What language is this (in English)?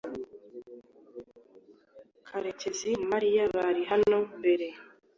Kinyarwanda